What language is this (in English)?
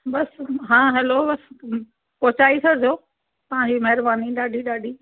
Sindhi